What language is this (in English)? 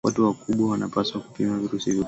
Swahili